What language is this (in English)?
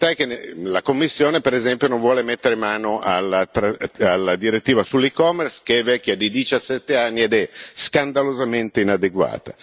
Italian